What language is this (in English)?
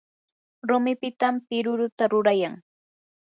Yanahuanca Pasco Quechua